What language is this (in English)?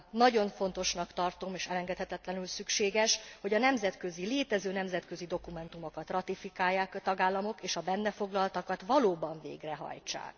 Hungarian